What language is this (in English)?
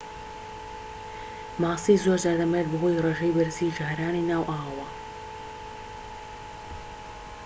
Central Kurdish